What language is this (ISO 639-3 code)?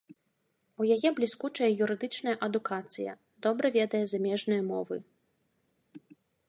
bel